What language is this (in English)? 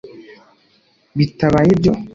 Kinyarwanda